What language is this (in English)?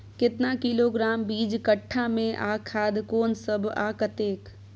Maithili